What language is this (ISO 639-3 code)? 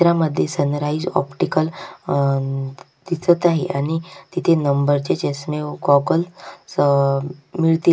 mar